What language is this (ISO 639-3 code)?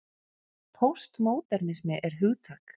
isl